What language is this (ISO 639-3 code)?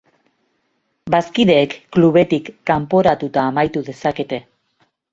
eus